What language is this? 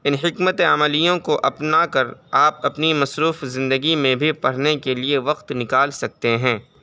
Urdu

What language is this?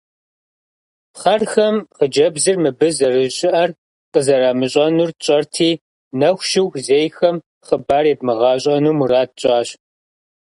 Kabardian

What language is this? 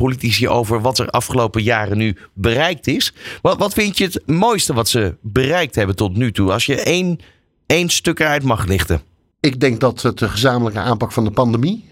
Dutch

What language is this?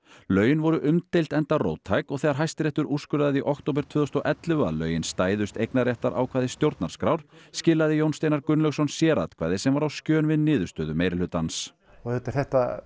Icelandic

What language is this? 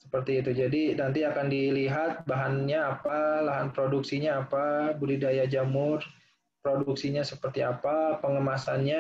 Indonesian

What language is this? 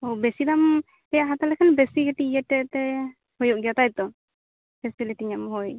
Santali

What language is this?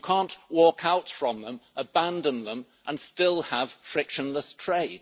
English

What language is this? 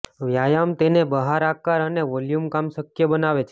Gujarati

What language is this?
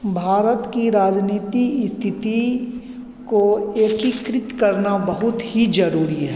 Hindi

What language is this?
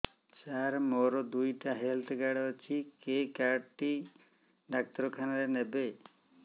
Odia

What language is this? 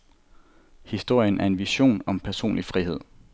Danish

